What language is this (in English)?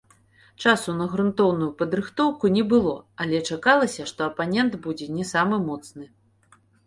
Belarusian